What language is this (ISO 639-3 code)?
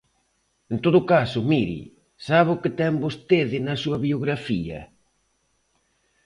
glg